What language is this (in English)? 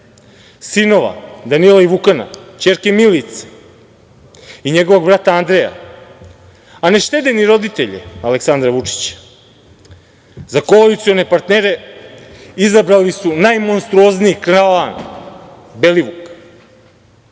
Serbian